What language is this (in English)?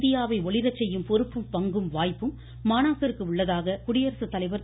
Tamil